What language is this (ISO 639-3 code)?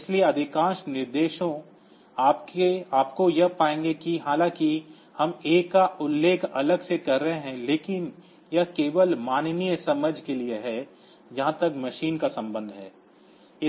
hin